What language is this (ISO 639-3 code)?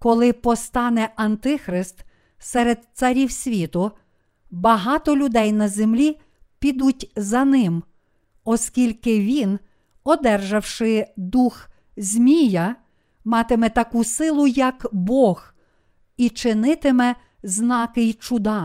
ukr